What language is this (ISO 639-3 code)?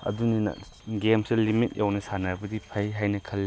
mni